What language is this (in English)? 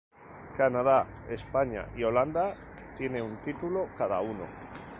Spanish